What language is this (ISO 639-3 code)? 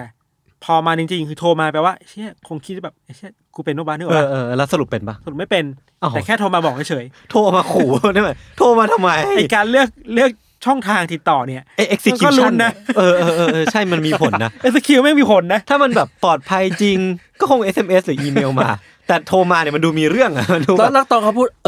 tha